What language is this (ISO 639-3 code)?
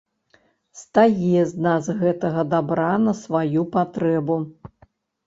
bel